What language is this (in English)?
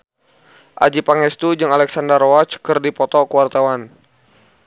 Sundanese